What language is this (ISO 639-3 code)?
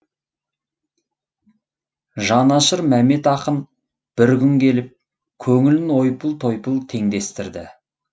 kaz